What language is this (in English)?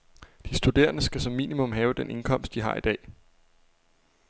Danish